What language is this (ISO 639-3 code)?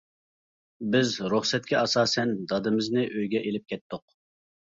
uig